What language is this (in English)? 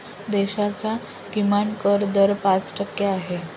Marathi